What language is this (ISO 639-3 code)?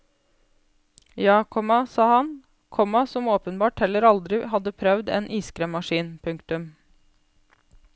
nor